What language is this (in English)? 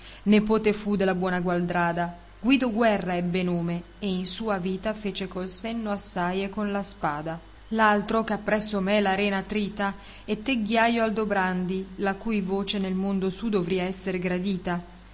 Italian